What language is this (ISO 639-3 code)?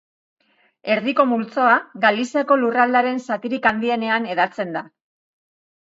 eus